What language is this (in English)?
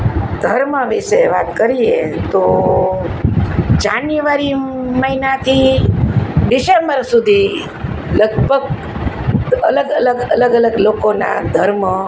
Gujarati